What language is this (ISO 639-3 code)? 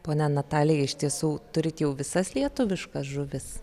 lit